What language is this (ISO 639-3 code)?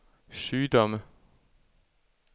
dan